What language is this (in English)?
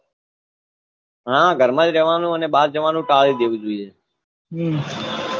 Gujarati